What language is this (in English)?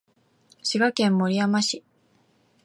Japanese